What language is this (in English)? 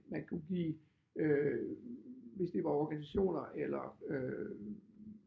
Danish